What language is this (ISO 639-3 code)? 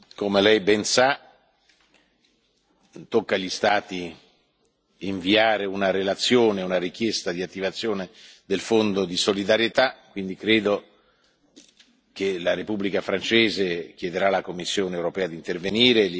ita